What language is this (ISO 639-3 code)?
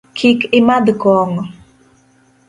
luo